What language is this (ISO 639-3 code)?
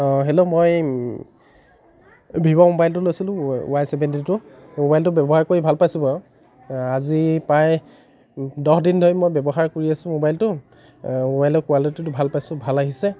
asm